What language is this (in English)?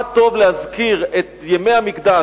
Hebrew